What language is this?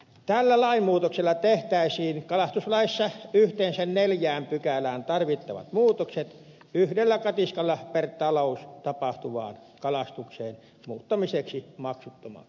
Finnish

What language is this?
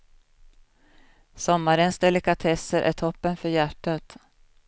Swedish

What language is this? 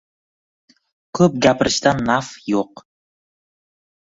Uzbek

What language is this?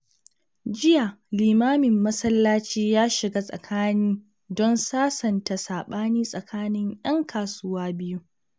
Hausa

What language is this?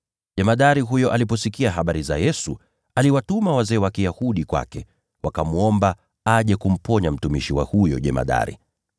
Swahili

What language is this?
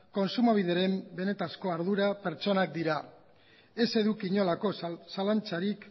Basque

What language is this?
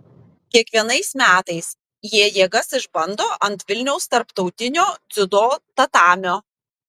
Lithuanian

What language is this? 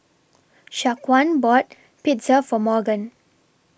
English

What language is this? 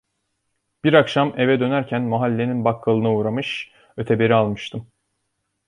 Turkish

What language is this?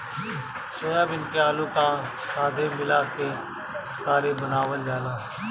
Bhojpuri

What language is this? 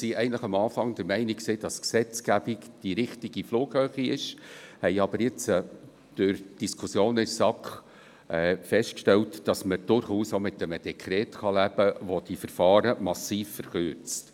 Swiss German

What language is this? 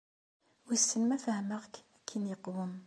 Kabyle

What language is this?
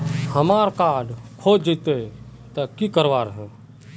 Magahi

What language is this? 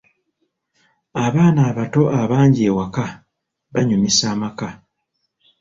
Ganda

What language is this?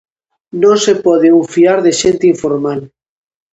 Galician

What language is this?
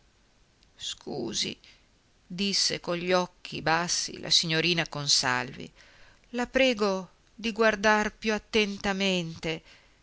Italian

